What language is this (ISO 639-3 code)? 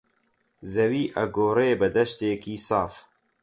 ckb